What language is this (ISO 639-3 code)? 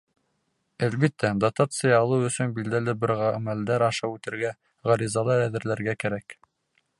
bak